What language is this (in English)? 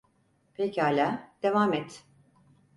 Turkish